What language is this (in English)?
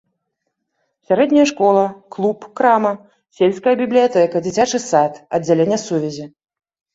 Belarusian